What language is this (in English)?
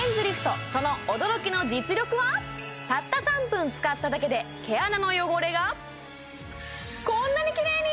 Japanese